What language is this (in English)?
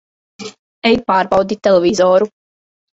Latvian